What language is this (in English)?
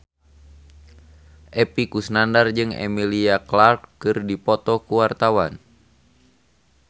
Sundanese